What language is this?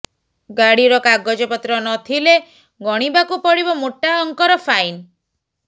Odia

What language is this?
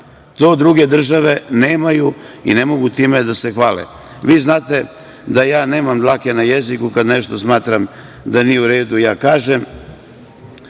Serbian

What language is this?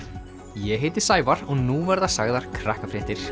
Icelandic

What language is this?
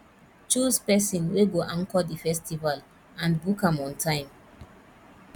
Nigerian Pidgin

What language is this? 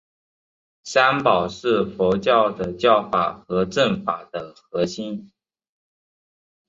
Chinese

